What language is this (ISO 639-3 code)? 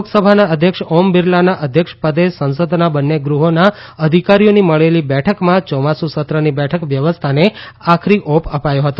guj